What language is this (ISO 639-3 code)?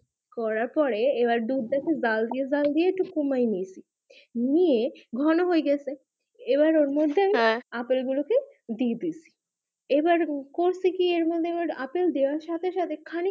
ben